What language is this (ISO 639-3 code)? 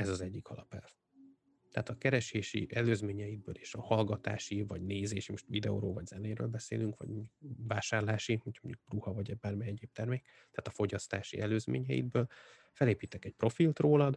hun